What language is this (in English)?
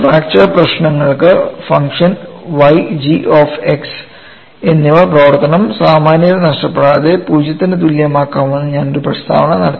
Malayalam